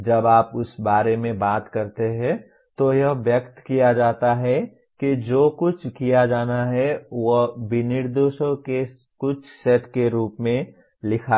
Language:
Hindi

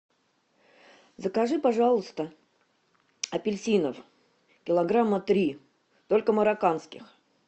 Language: Russian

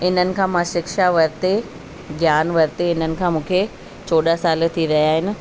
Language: Sindhi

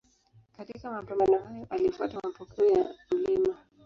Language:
Swahili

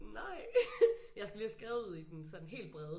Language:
Danish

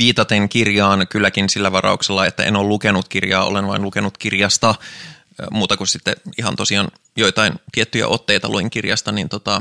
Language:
Finnish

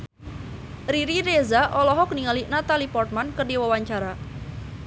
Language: Sundanese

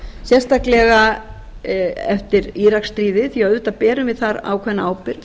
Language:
Icelandic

